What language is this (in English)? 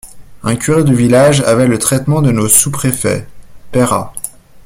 French